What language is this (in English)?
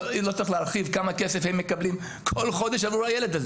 Hebrew